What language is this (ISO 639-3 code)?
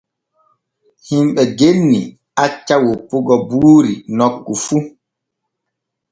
fue